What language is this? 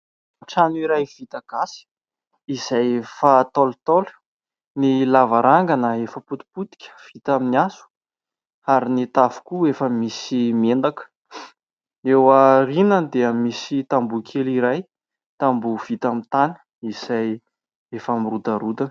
Malagasy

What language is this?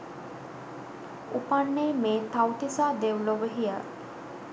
Sinhala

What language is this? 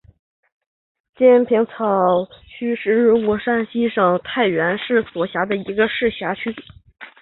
Chinese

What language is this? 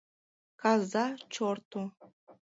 Mari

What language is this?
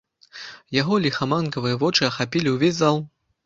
Belarusian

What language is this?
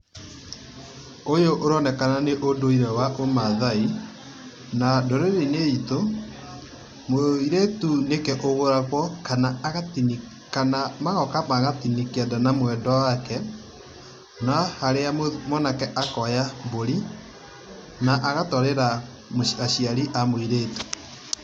Kikuyu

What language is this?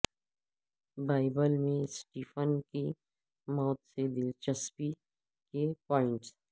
Urdu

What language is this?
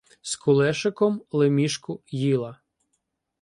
Ukrainian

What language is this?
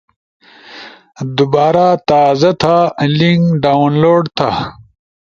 Ushojo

